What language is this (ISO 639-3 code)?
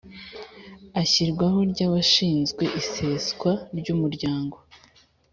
kin